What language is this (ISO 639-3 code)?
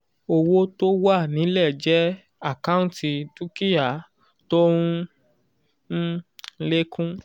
yor